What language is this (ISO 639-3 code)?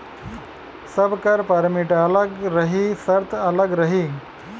bho